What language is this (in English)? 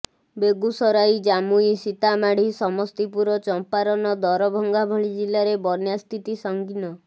Odia